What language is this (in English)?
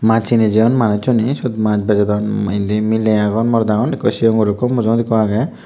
Chakma